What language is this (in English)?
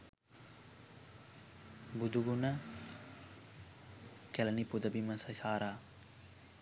Sinhala